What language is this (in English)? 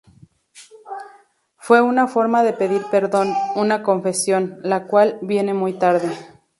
Spanish